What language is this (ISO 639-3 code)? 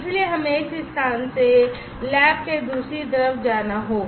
hin